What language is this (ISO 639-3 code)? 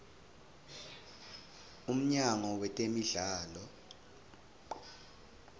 ssw